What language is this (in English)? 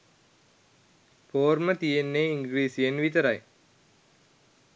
Sinhala